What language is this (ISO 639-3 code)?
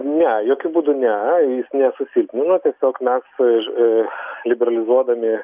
lit